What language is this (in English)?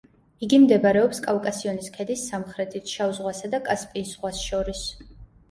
Georgian